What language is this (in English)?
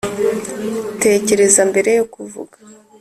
Kinyarwanda